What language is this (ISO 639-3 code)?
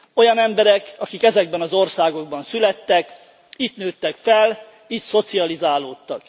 hun